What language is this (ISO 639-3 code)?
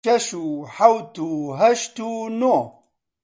ckb